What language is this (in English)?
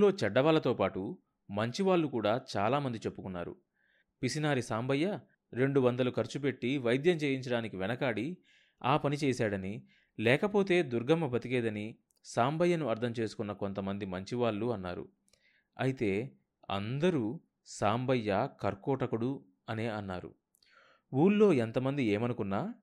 Telugu